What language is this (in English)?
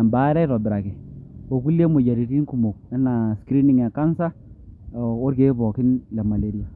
Masai